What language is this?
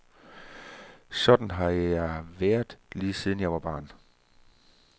Danish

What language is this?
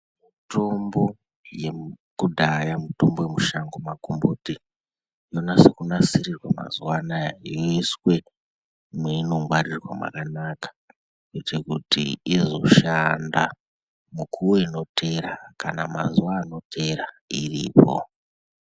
Ndau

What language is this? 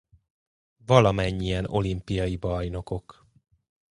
Hungarian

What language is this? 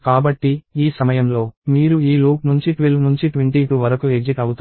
Telugu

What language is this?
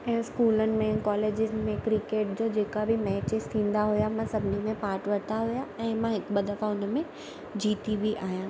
Sindhi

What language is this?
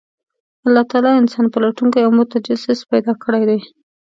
Pashto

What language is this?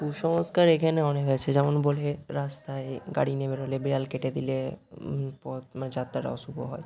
Bangla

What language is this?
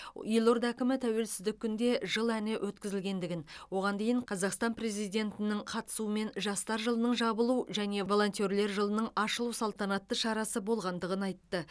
Kazakh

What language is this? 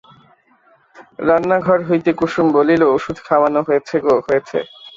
Bangla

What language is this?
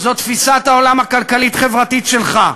Hebrew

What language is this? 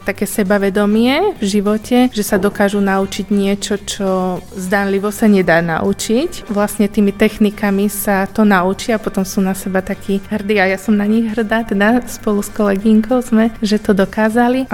Slovak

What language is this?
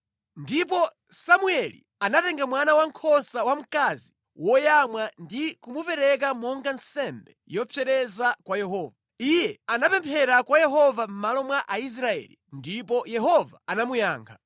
Nyanja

